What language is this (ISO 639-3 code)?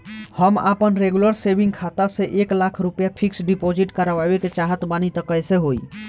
bho